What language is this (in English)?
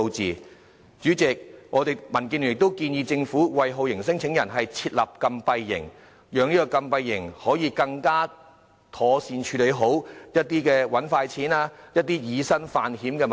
Cantonese